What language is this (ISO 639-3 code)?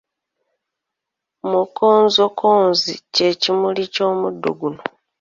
lug